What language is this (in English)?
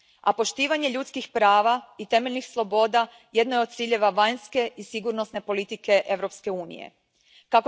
Croatian